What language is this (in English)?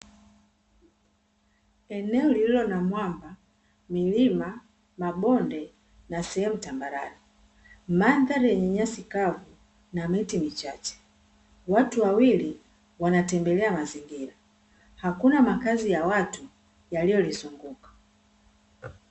Swahili